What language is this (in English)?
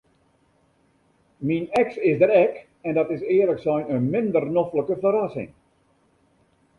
Western Frisian